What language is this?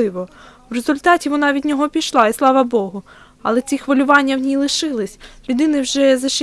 Ukrainian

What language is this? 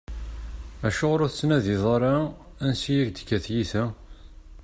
Kabyle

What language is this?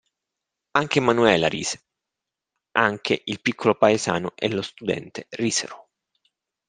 Italian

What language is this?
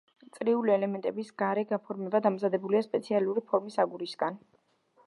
Georgian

